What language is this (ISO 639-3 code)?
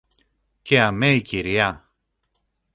ell